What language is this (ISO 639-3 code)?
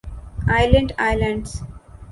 urd